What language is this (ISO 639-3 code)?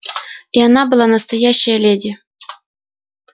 rus